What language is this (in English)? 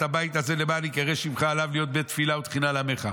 Hebrew